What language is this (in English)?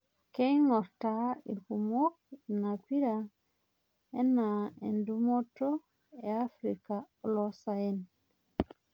Masai